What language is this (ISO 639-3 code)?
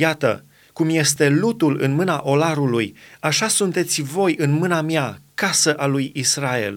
ron